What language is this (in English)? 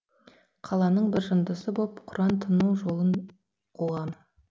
Kazakh